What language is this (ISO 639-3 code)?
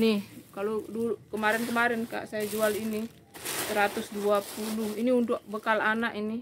ind